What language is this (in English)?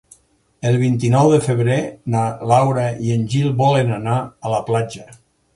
Catalan